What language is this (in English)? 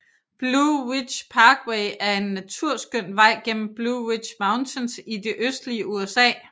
Danish